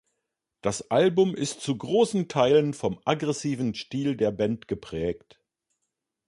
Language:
German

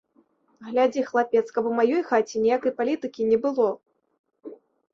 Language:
Belarusian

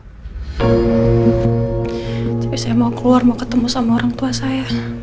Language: Indonesian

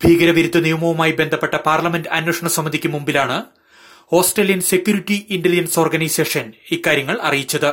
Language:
Malayalam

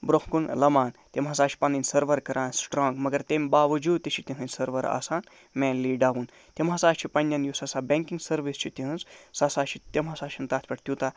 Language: Kashmiri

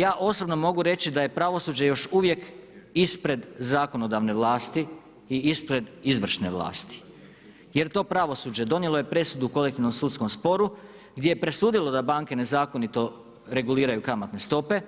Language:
Croatian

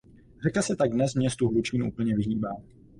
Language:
Czech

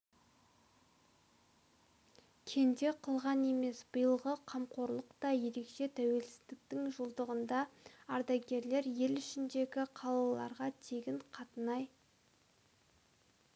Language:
Kazakh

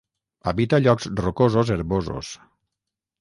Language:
Catalan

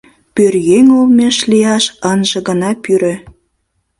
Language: Mari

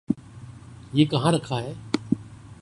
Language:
Urdu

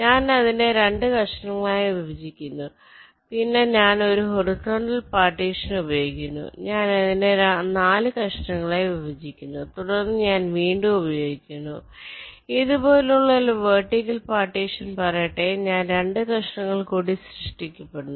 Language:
Malayalam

